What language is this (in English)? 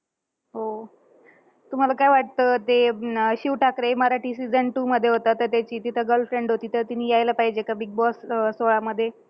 Marathi